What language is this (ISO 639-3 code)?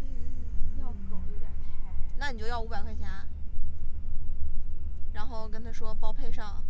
zho